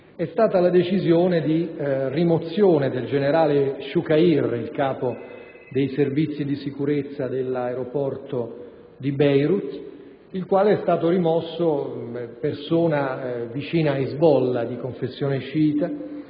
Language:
Italian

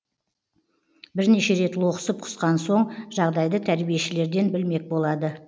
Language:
Kazakh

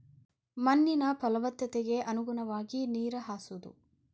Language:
Kannada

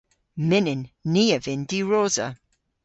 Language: Cornish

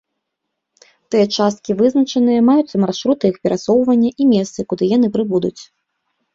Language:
Belarusian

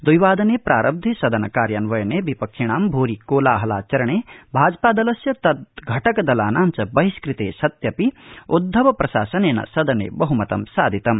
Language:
Sanskrit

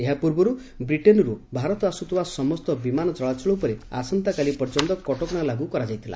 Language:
Odia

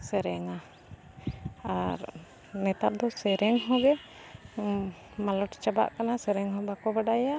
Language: Santali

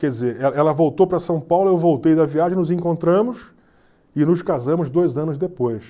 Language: Portuguese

